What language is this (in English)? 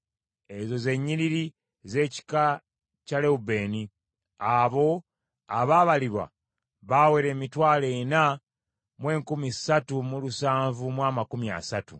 Ganda